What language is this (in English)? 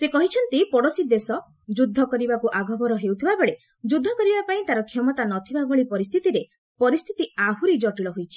Odia